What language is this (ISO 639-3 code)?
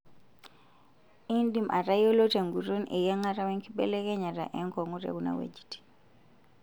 mas